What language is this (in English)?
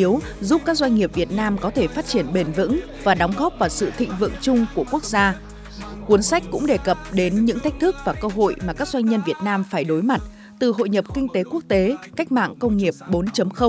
Vietnamese